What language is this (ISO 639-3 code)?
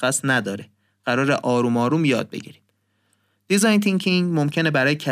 fas